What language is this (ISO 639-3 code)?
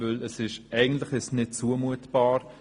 gsw